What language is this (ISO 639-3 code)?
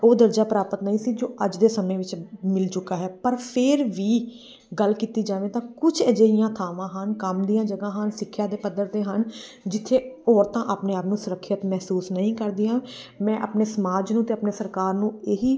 pan